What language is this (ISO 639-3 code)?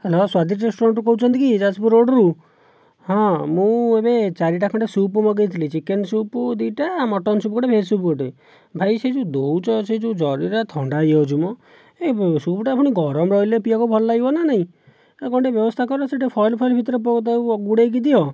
ori